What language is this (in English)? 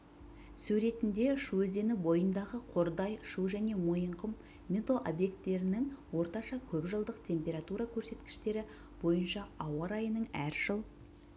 Kazakh